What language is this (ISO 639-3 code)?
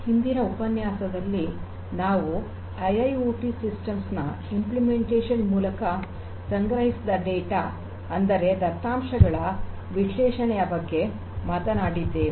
kan